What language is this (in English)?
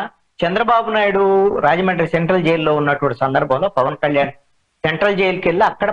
Telugu